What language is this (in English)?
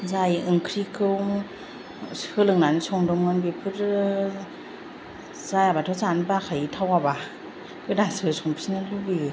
Bodo